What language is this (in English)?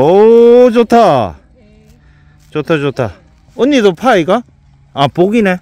Korean